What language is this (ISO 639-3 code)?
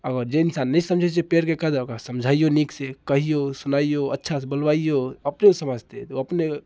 mai